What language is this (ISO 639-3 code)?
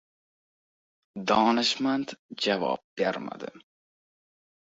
uzb